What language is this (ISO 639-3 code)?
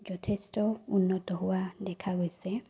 asm